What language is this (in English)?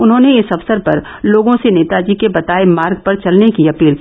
Hindi